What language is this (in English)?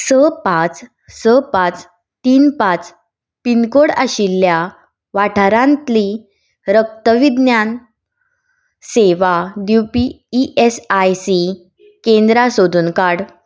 Konkani